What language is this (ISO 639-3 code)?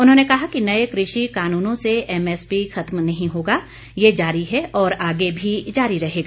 hin